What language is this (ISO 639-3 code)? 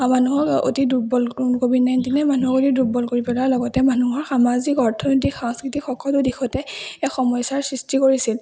asm